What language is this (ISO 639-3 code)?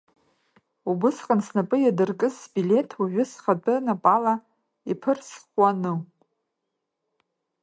abk